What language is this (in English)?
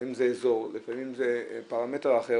Hebrew